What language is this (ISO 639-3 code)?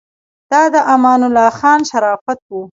pus